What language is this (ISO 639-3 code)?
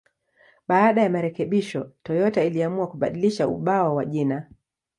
swa